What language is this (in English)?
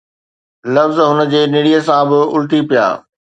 Sindhi